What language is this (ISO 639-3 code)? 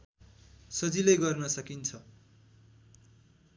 nep